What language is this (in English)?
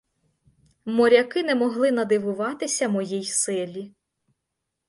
Ukrainian